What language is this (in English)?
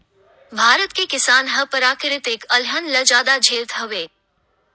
Chhattisgarhi